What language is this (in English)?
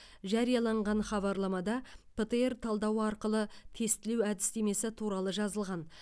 Kazakh